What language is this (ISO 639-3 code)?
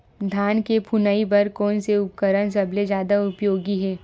hne